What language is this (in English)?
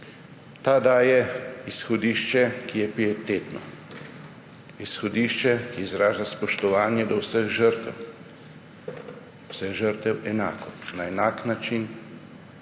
Slovenian